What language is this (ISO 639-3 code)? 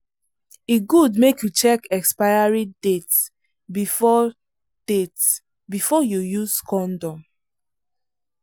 pcm